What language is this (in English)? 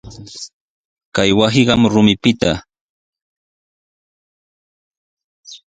Sihuas Ancash Quechua